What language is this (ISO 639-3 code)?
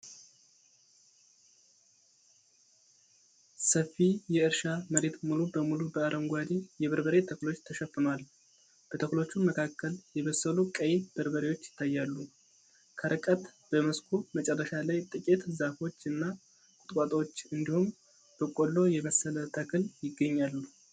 amh